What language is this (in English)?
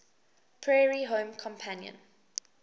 English